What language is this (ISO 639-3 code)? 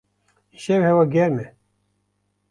kur